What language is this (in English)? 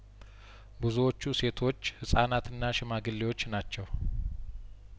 Amharic